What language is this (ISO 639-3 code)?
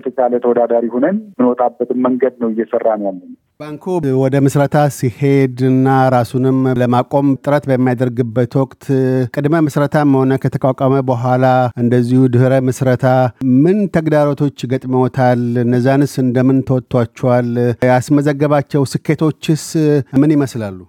amh